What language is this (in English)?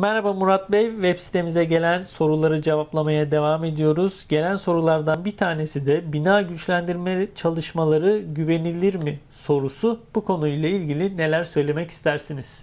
Turkish